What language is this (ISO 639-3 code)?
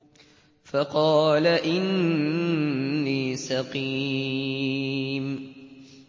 ara